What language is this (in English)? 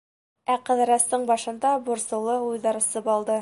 Bashkir